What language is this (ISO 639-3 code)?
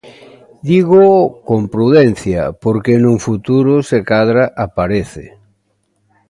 glg